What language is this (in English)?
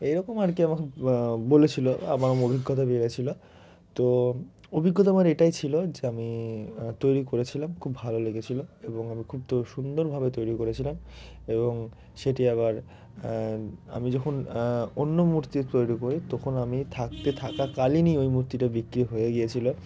Bangla